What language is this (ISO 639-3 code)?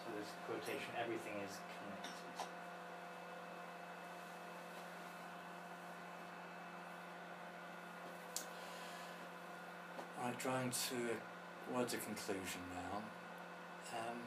eng